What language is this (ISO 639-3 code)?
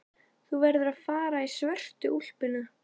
isl